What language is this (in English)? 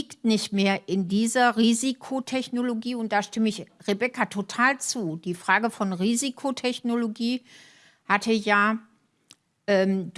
German